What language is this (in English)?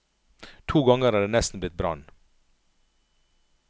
Norwegian